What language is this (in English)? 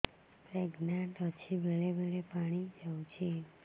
Odia